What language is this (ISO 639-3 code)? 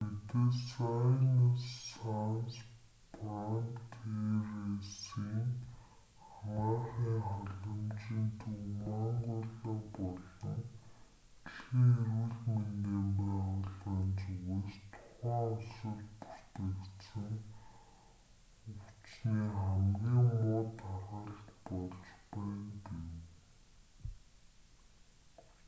mon